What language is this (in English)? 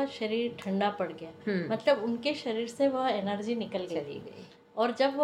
Hindi